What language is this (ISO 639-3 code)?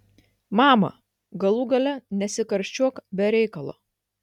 lit